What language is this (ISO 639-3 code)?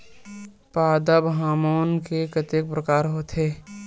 hne